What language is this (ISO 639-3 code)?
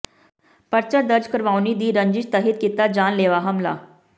pan